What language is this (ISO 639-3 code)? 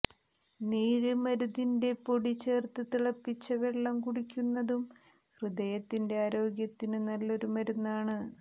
mal